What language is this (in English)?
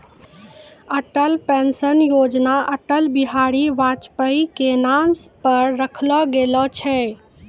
Maithili